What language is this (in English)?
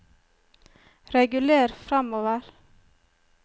Norwegian